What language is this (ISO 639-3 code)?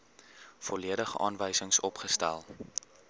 afr